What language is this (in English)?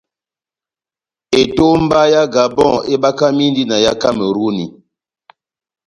Batanga